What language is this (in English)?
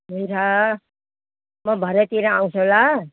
Nepali